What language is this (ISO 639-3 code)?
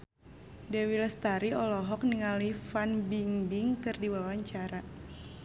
sun